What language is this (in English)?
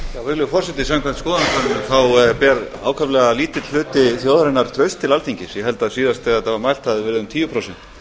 Icelandic